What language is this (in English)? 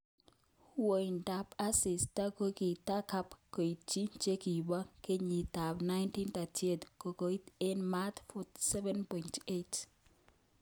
Kalenjin